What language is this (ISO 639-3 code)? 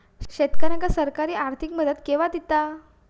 mar